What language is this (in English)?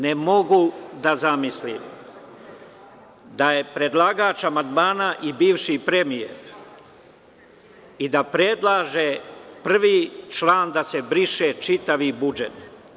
Serbian